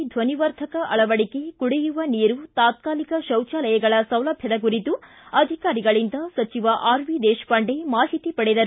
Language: Kannada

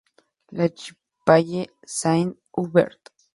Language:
Spanish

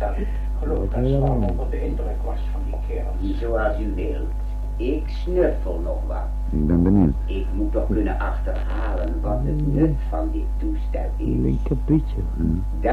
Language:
Dutch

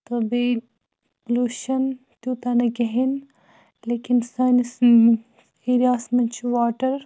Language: Kashmiri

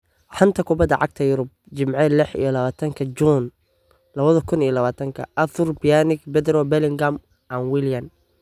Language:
Somali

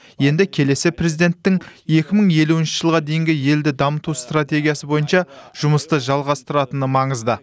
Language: Kazakh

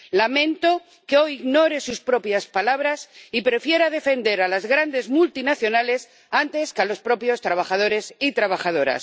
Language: Spanish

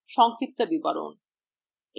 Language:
Bangla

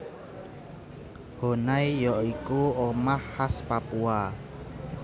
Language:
Javanese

